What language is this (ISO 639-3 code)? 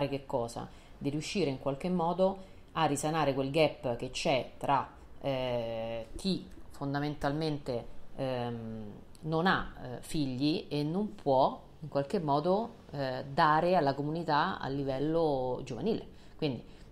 ita